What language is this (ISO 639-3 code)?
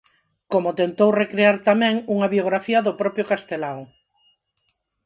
glg